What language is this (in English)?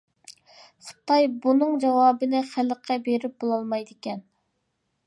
Uyghur